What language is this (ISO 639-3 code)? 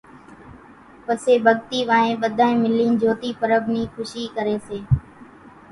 gjk